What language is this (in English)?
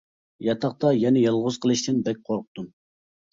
Uyghur